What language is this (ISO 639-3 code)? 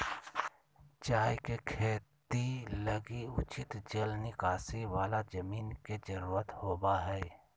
mag